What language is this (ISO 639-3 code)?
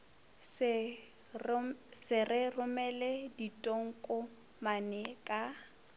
nso